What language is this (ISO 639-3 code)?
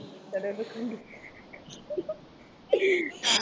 tam